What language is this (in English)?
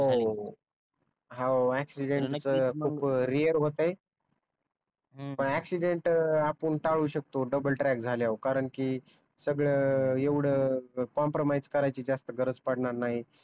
Marathi